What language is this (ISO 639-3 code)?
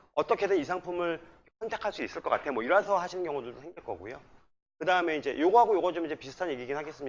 kor